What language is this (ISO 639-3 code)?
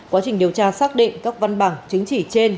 vie